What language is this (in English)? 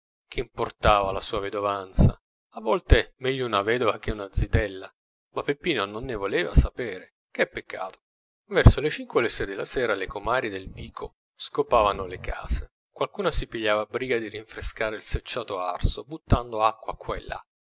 Italian